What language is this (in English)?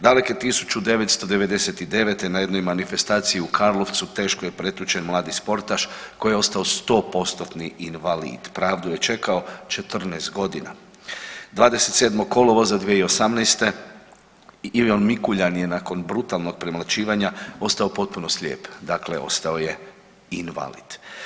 Croatian